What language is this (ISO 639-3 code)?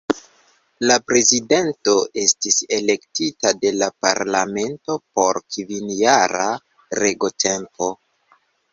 epo